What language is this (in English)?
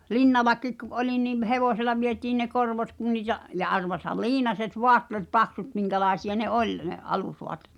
Finnish